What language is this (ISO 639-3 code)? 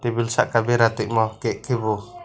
trp